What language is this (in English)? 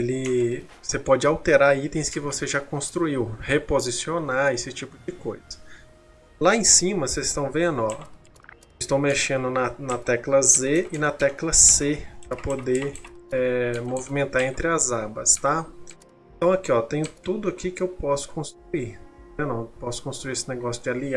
Portuguese